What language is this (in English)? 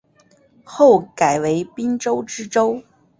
Chinese